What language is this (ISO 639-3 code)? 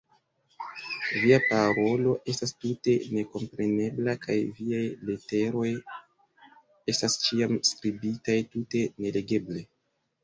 epo